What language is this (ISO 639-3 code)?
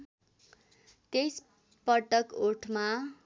nep